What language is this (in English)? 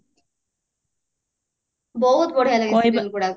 Odia